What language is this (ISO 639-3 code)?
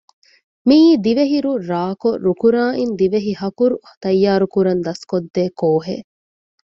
div